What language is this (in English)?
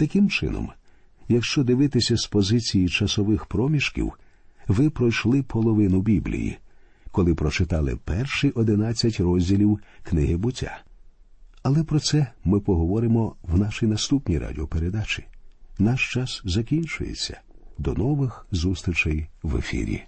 Ukrainian